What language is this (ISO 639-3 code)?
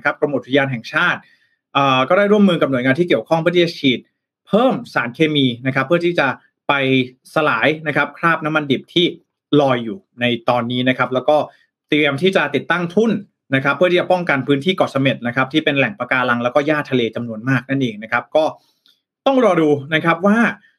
tha